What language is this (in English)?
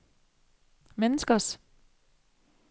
Danish